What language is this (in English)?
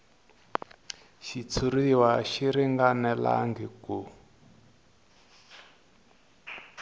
Tsonga